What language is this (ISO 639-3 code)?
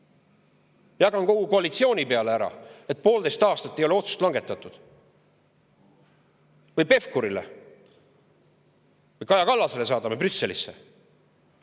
est